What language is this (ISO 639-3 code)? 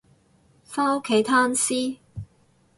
yue